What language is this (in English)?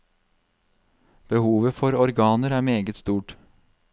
Norwegian